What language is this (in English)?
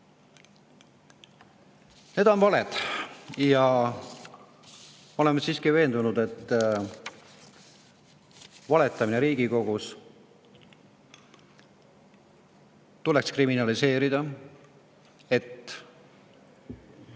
Estonian